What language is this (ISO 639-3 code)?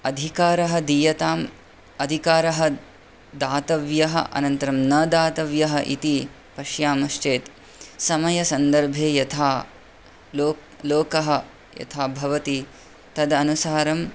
san